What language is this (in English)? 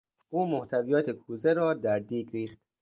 Persian